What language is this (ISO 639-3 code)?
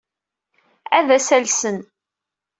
kab